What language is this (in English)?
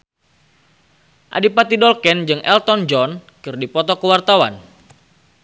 Sundanese